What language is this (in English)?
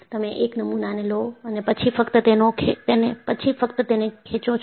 Gujarati